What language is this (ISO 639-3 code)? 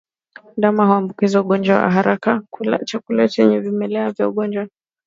swa